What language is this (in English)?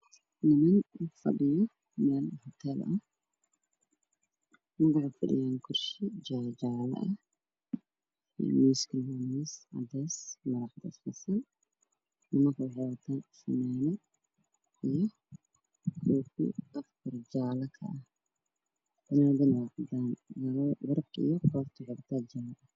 Somali